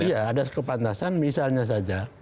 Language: Indonesian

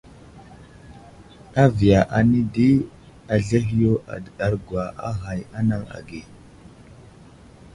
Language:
Wuzlam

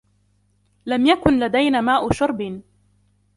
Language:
Arabic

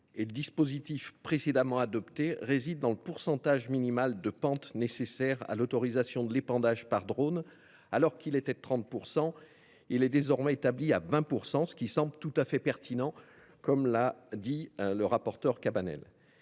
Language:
French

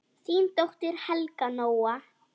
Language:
Icelandic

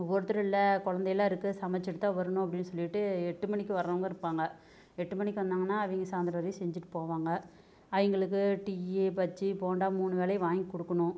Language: Tamil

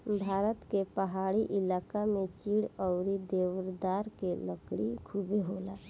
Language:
Bhojpuri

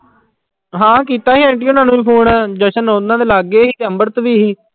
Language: Punjabi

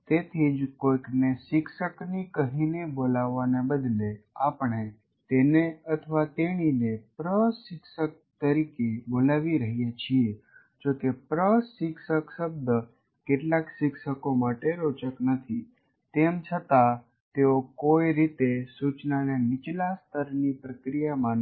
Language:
Gujarati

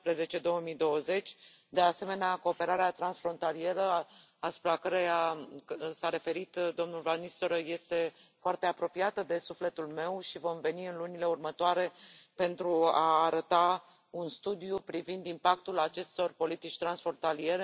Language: Romanian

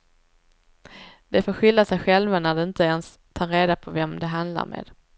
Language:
Swedish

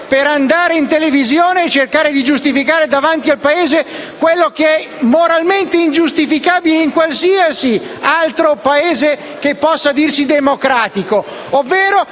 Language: Italian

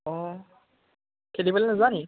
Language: Assamese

